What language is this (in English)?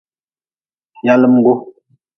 Nawdm